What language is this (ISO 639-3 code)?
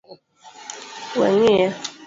luo